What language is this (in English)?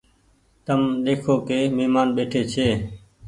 Goaria